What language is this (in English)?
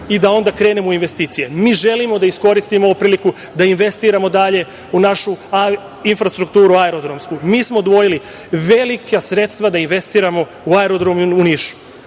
Serbian